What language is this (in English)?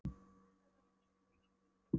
Icelandic